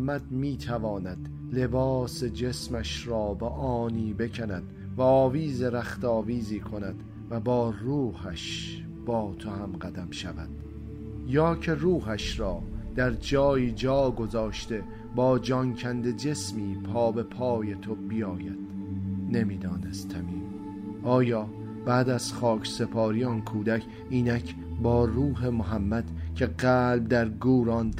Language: Persian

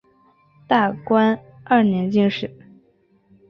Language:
Chinese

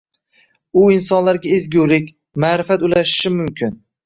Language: Uzbek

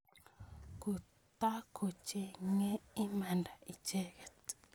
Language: Kalenjin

